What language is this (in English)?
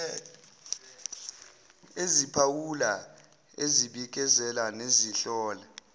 Zulu